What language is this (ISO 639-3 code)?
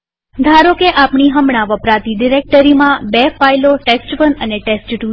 guj